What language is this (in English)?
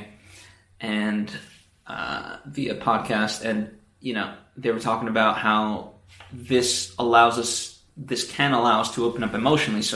English